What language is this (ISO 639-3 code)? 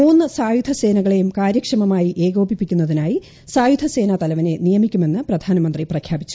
mal